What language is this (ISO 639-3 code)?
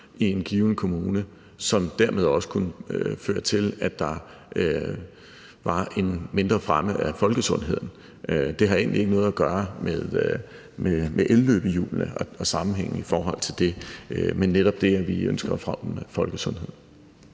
dan